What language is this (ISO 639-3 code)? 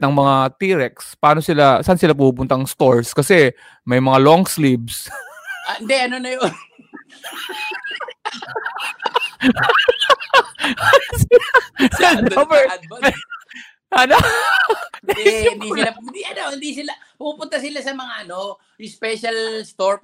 fil